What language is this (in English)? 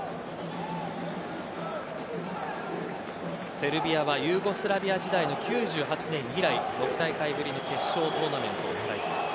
Japanese